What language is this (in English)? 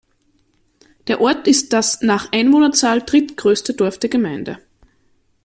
German